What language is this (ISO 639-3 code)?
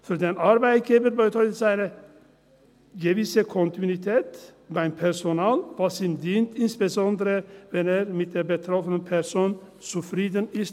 gsw